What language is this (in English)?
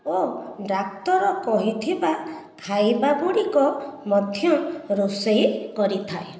Odia